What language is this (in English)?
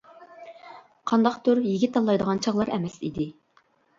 Uyghur